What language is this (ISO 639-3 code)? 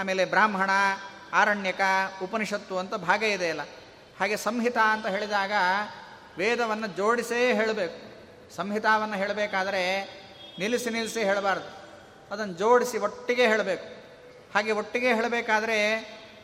kan